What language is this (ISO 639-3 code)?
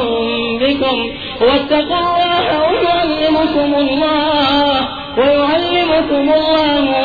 urd